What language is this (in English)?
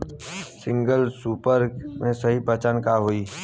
Bhojpuri